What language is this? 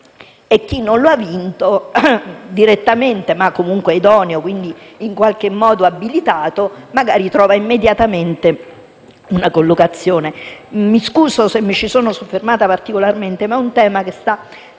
Italian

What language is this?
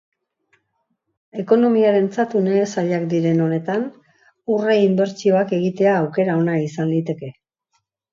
Basque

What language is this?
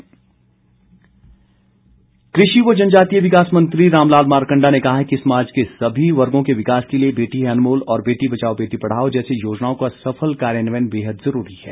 Hindi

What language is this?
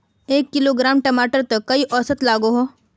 Magahi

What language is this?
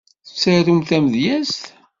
Kabyle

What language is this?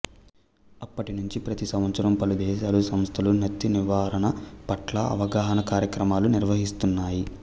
Telugu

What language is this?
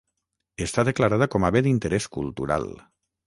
Catalan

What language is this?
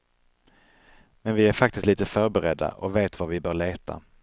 Swedish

